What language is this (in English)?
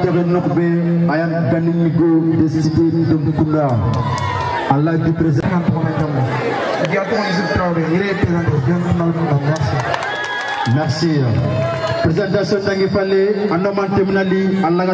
Indonesian